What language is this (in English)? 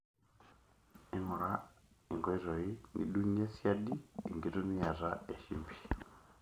Masai